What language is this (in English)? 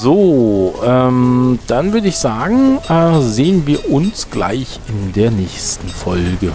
German